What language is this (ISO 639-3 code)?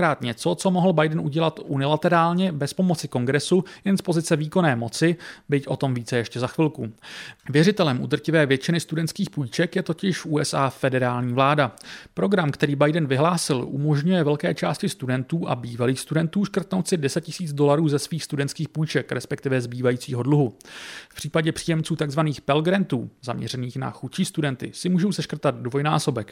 ces